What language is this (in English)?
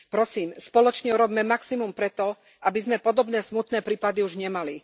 Slovak